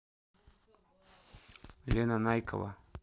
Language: Russian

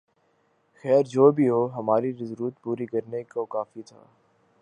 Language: Urdu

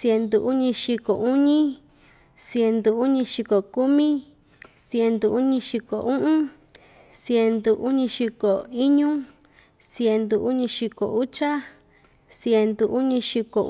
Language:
Ixtayutla Mixtec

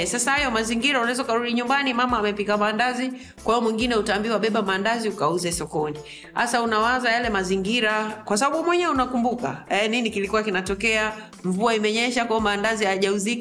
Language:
Swahili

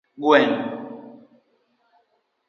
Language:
Luo (Kenya and Tanzania)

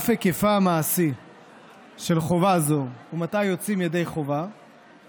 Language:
Hebrew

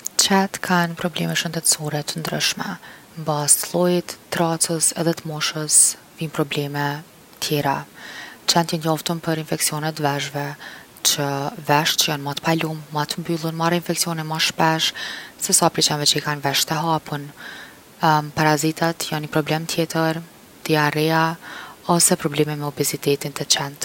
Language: Gheg Albanian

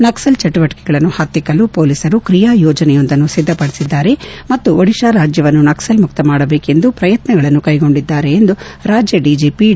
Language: Kannada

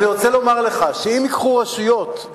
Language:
Hebrew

